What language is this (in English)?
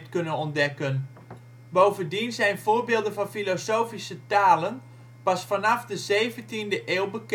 Dutch